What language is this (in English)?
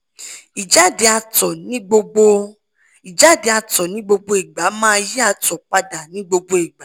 Yoruba